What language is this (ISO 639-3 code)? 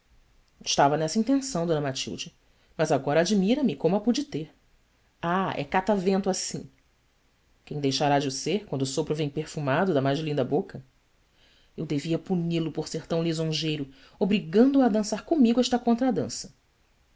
por